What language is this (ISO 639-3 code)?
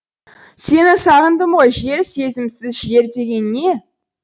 kaz